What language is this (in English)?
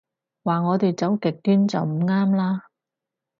Cantonese